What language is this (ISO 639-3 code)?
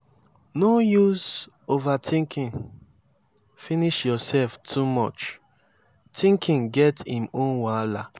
pcm